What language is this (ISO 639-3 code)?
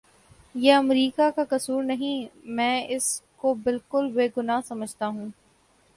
urd